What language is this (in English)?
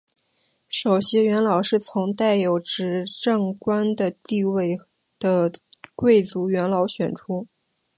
Chinese